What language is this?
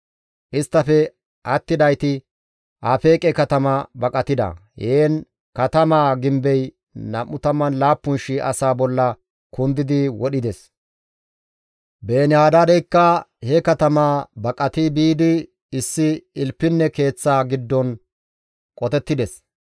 Gamo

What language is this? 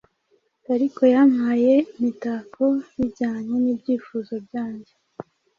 Kinyarwanda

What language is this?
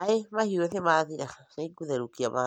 Kikuyu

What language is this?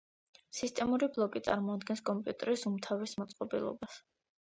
Georgian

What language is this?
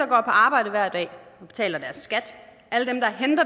Danish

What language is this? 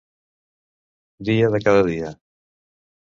Catalan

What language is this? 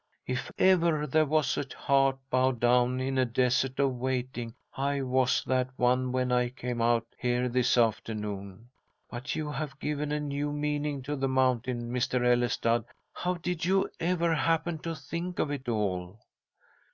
English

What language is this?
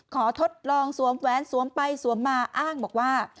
Thai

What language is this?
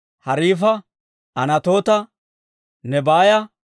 Dawro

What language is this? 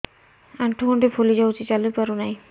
Odia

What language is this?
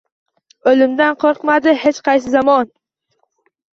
Uzbek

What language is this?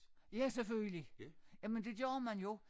Danish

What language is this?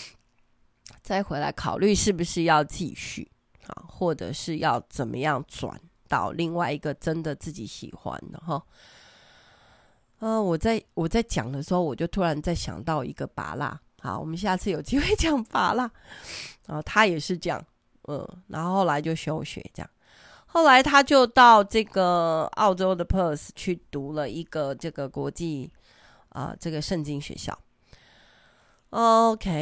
Chinese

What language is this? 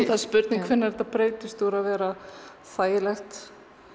Icelandic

